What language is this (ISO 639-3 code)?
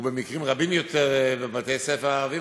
heb